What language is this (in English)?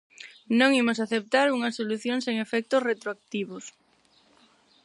Galician